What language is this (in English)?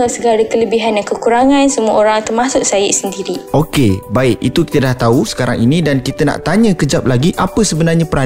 Malay